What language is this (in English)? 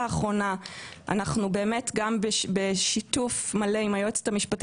Hebrew